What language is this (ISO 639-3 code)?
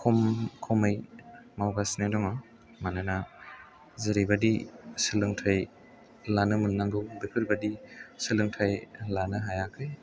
brx